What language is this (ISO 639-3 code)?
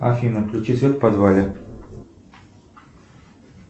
rus